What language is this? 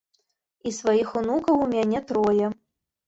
Belarusian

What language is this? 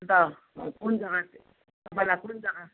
Nepali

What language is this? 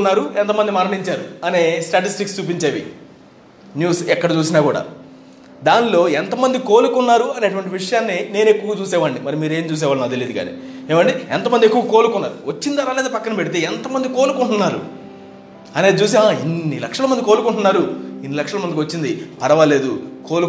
Telugu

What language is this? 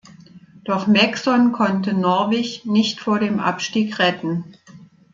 German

